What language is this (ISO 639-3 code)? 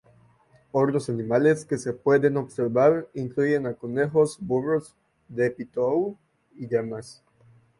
spa